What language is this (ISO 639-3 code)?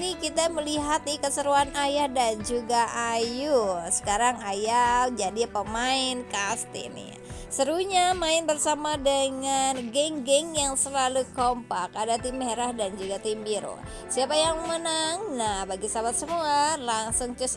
ind